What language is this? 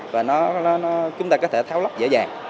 Vietnamese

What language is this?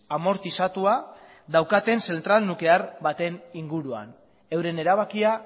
Basque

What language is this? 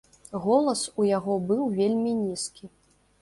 Belarusian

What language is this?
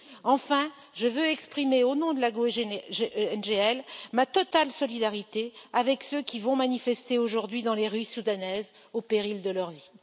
French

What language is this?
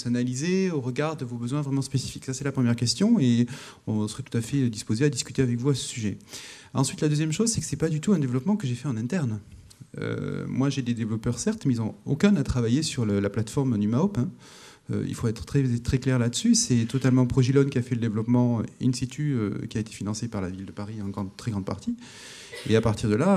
French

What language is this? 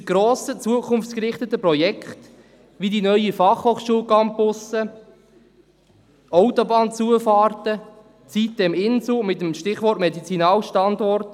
Swiss German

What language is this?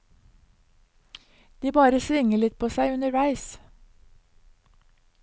Norwegian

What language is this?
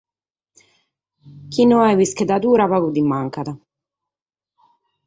Sardinian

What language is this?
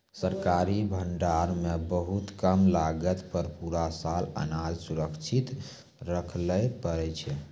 Maithili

